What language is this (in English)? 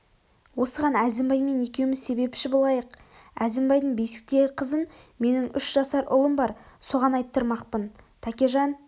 Kazakh